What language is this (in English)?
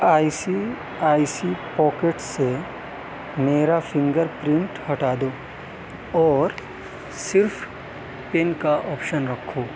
Urdu